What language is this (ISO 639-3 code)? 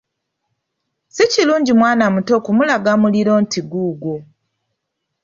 lug